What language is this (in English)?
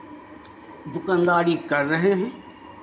Hindi